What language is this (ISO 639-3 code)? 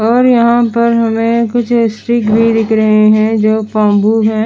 hin